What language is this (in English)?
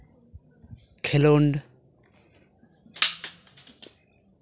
Santali